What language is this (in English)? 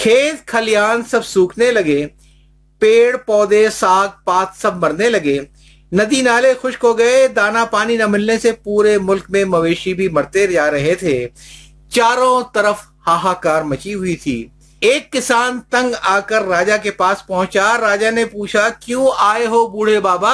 Urdu